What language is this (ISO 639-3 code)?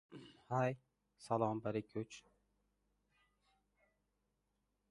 ebr